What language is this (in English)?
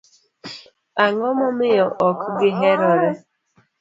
Luo (Kenya and Tanzania)